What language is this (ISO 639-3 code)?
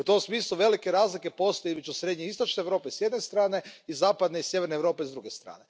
hrv